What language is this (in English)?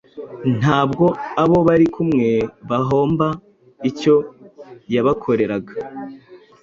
Kinyarwanda